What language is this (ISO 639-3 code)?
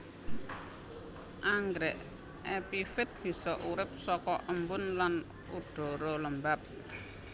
jav